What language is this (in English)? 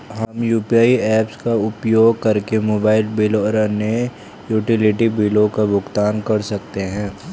Hindi